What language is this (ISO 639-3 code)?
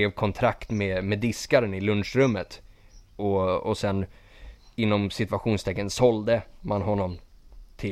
swe